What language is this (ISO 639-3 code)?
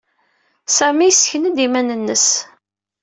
kab